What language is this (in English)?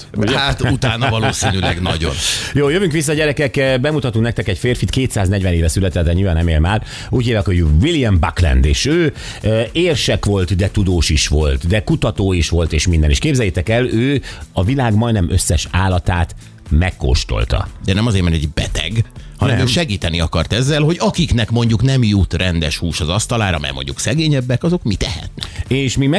Hungarian